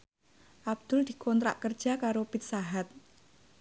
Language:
Javanese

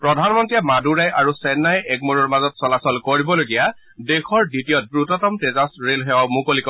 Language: Assamese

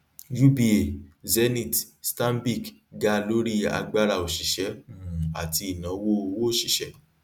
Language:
Yoruba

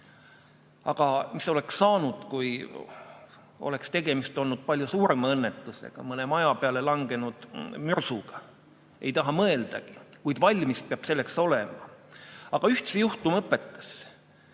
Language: Estonian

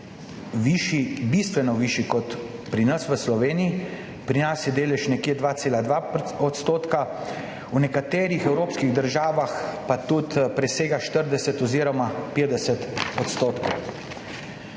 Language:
Slovenian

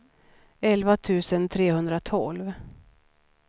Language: Swedish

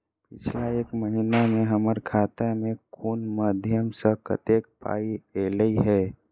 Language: Maithili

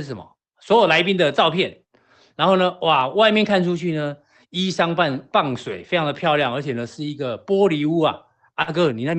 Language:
Chinese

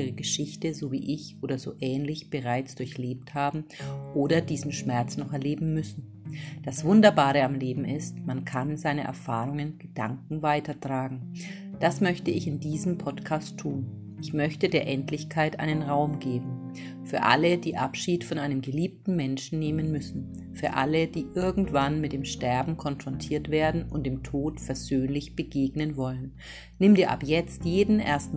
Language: German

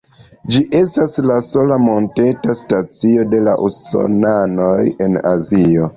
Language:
Esperanto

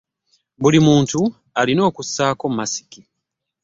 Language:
Ganda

